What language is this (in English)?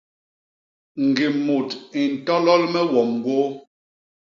Basaa